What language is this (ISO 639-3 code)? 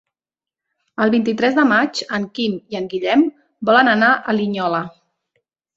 cat